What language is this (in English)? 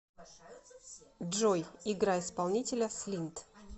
Russian